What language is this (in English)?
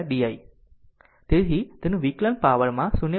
Gujarati